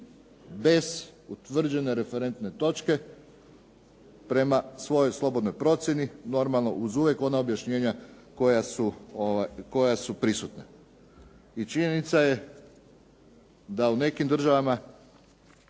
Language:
Croatian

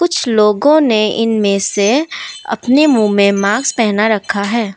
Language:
Hindi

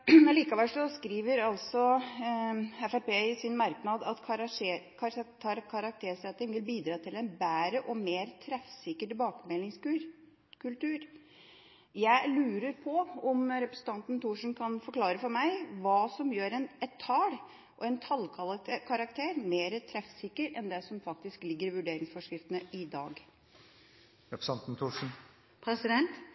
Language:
Norwegian Bokmål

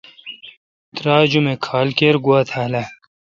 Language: Kalkoti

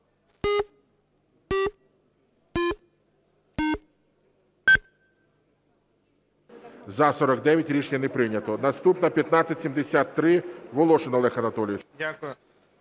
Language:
Ukrainian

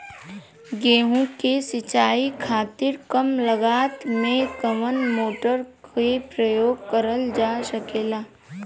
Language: Bhojpuri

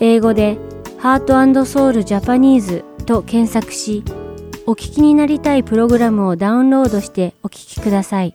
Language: Japanese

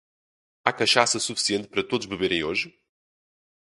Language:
Portuguese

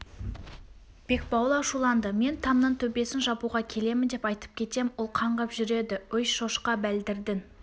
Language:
Kazakh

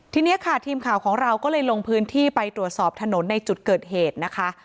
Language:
Thai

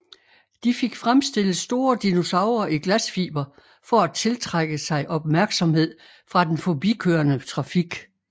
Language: Danish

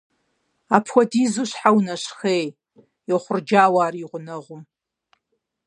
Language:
Kabardian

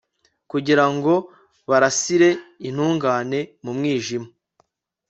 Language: Kinyarwanda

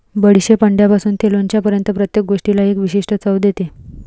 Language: Marathi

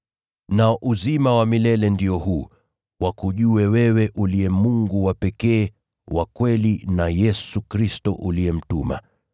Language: Swahili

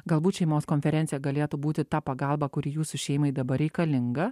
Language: Lithuanian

